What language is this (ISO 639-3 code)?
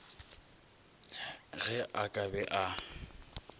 nso